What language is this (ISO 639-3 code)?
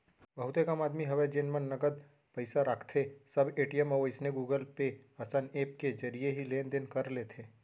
hne